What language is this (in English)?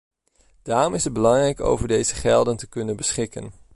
Dutch